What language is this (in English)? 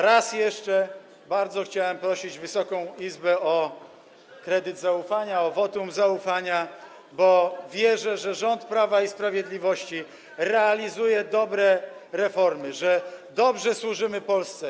Polish